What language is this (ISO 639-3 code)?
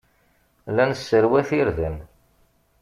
kab